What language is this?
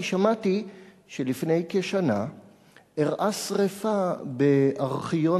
Hebrew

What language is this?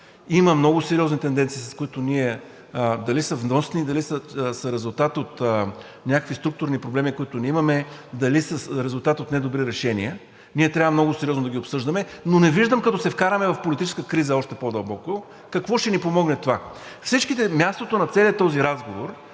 Bulgarian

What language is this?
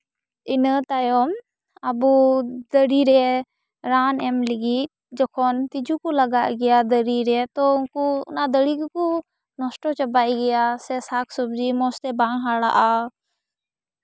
Santali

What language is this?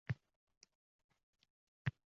Uzbek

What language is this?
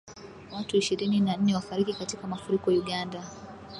Swahili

